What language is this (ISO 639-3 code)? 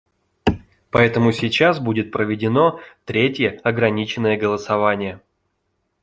rus